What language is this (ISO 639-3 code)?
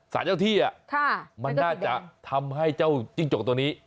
tha